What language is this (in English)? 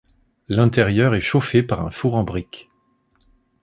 French